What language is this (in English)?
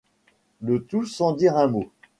French